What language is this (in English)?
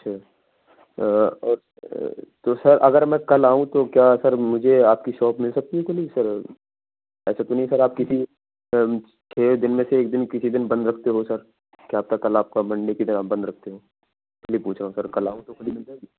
Urdu